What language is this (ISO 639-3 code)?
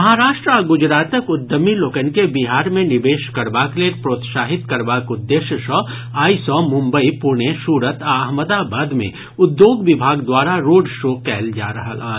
mai